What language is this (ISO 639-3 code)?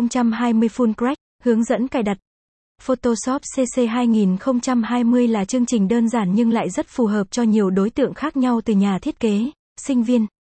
vie